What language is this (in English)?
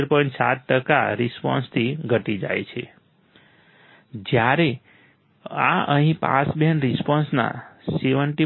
Gujarati